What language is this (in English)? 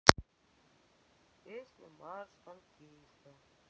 Russian